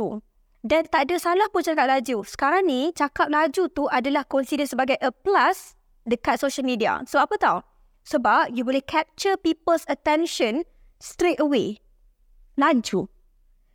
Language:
Malay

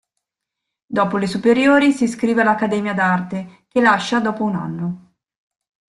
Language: Italian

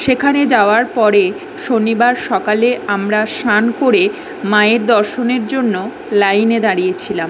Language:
Bangla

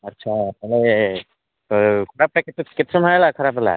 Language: Odia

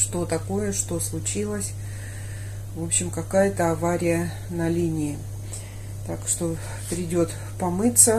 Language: Russian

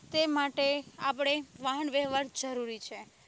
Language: Gujarati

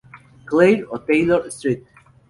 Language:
Spanish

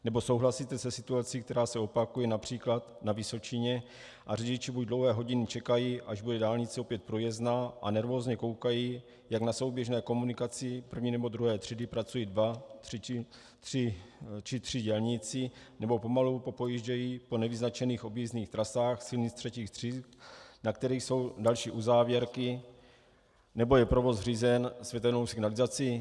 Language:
Czech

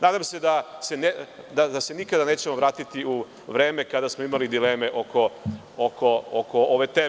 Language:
Serbian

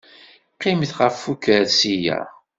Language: Kabyle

